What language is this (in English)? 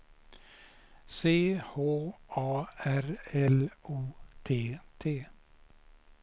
Swedish